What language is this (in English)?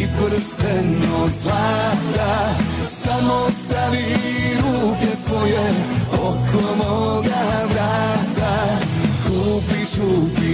Croatian